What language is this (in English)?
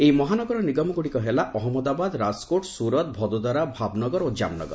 Odia